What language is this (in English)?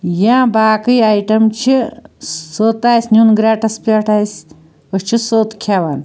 Kashmiri